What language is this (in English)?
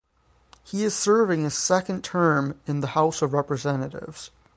English